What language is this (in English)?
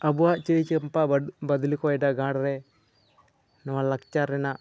Santali